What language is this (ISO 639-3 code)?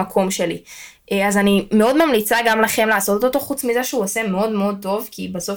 heb